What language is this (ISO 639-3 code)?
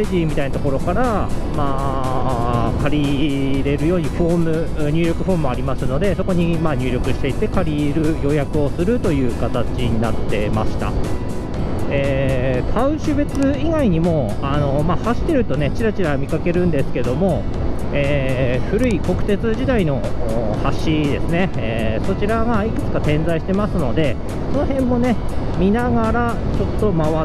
jpn